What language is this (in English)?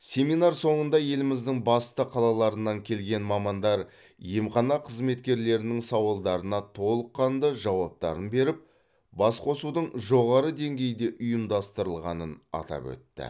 Kazakh